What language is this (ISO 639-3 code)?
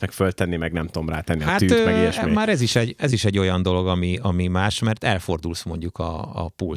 hun